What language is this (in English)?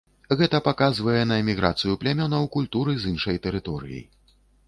Belarusian